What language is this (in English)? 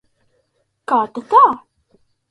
Latvian